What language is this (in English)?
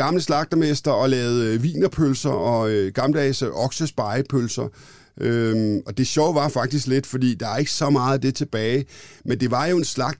Danish